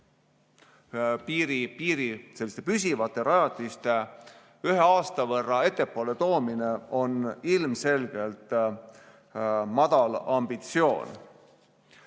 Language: Estonian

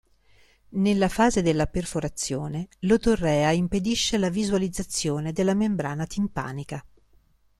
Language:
Italian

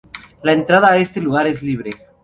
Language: Spanish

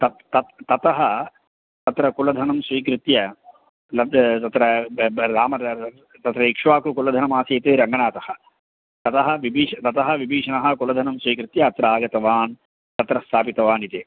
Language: Sanskrit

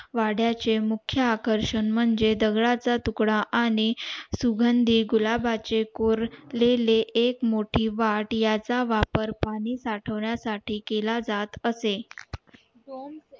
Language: Marathi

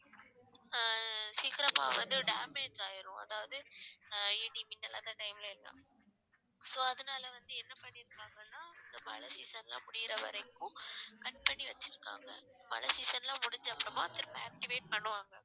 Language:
Tamil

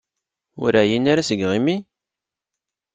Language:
Kabyle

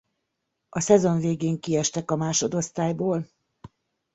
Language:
Hungarian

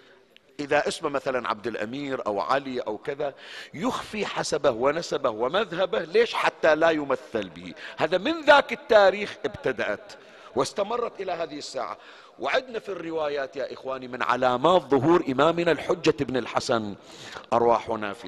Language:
Arabic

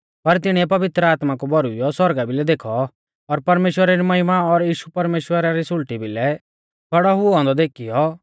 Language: Mahasu Pahari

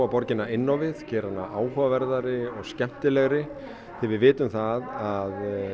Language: Icelandic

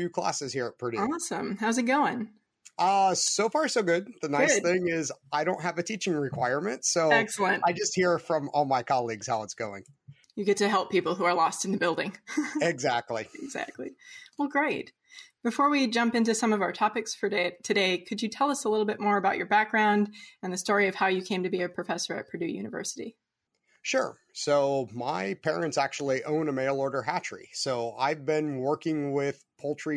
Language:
English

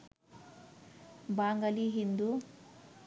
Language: Bangla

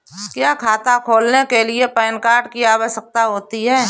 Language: Hindi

